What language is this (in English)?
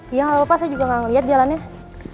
Indonesian